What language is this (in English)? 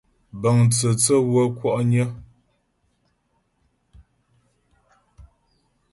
Ghomala